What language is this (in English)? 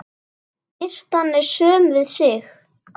Icelandic